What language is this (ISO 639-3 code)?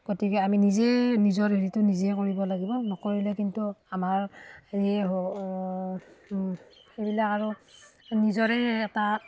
asm